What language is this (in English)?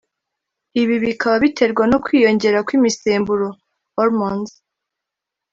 Kinyarwanda